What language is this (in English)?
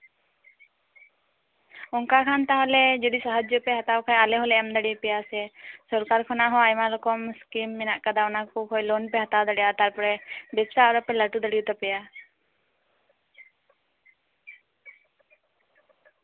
Santali